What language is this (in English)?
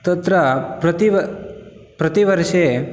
Sanskrit